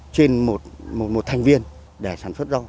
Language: Vietnamese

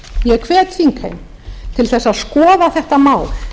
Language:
Icelandic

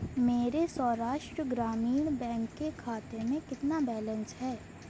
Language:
Urdu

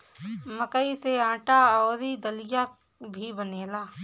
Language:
Bhojpuri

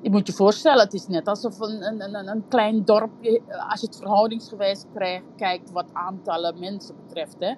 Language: Dutch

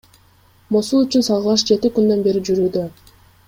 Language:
Kyrgyz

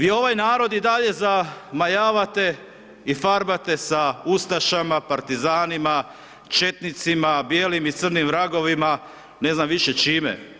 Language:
Croatian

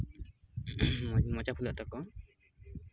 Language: Santali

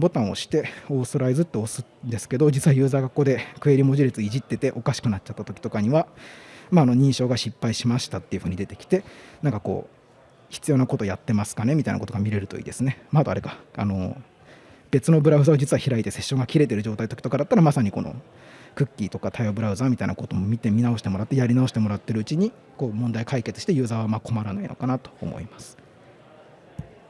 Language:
Japanese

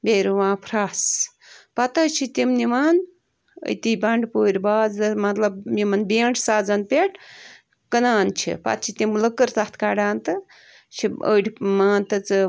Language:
Kashmiri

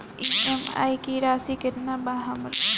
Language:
Bhojpuri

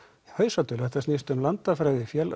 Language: Icelandic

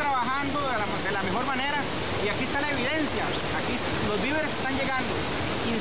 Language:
Spanish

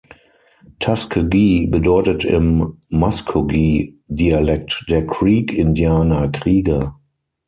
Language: German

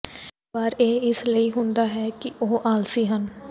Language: Punjabi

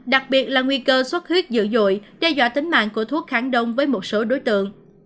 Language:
Vietnamese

